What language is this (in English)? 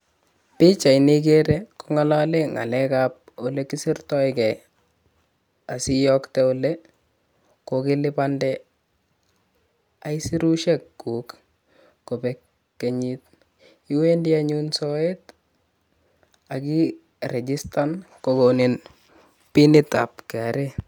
Kalenjin